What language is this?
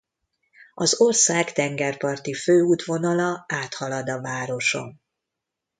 Hungarian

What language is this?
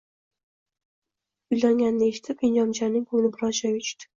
Uzbek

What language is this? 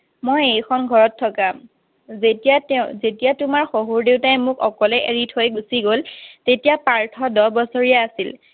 Assamese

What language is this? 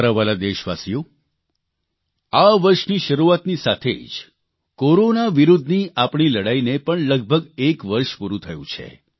Gujarati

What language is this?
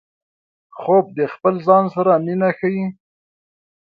Pashto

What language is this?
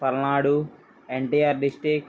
Telugu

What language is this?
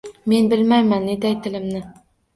Uzbek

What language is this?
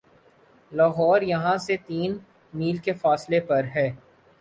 Urdu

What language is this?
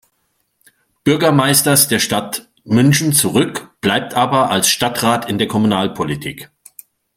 German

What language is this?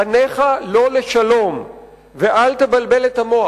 Hebrew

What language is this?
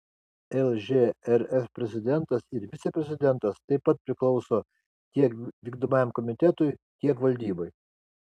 Lithuanian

